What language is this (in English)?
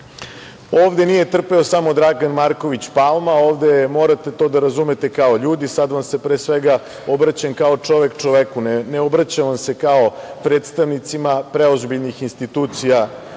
Serbian